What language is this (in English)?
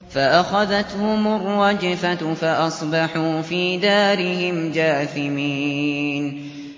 Arabic